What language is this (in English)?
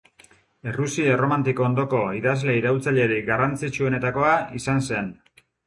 Basque